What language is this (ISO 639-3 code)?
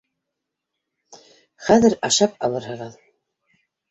bak